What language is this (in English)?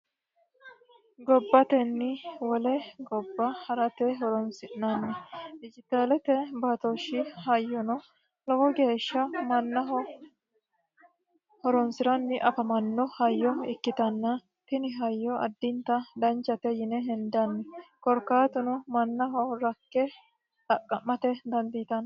Sidamo